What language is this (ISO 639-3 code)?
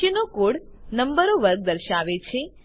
guj